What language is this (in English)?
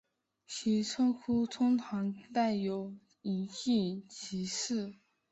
Chinese